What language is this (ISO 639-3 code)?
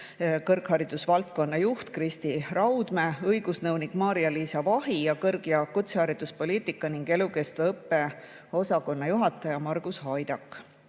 est